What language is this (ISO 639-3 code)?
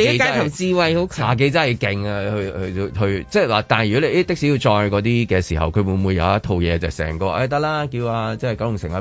zho